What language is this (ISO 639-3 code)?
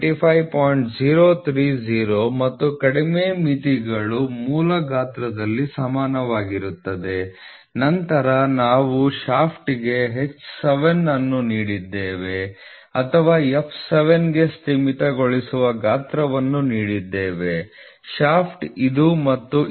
kan